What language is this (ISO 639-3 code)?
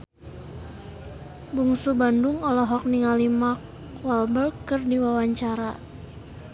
sun